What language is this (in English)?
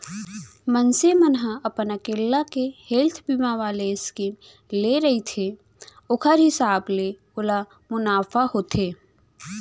Chhattisgarhi